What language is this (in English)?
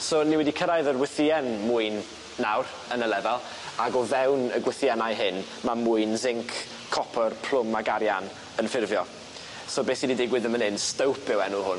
Welsh